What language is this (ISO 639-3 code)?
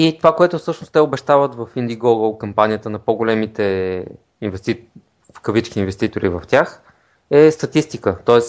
bul